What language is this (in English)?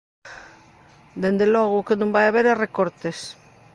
Galician